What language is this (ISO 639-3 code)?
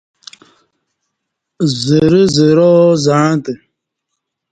bsh